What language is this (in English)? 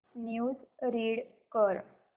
Marathi